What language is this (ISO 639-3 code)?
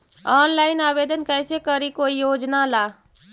mag